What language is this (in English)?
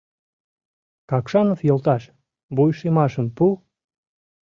Mari